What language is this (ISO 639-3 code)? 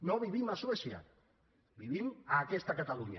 cat